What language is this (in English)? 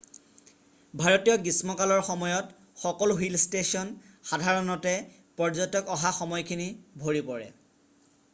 Assamese